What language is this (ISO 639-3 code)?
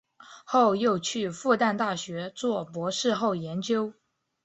zho